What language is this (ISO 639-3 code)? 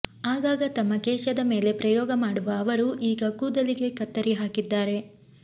kan